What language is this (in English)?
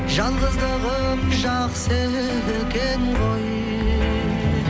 Kazakh